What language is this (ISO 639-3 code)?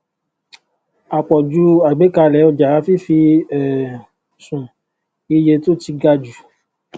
yor